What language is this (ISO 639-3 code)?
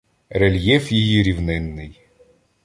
ukr